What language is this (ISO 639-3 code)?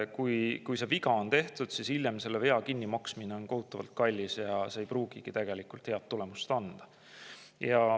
est